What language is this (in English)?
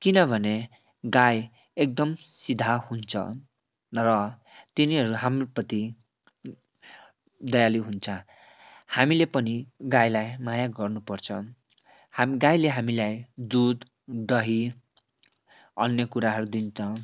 Nepali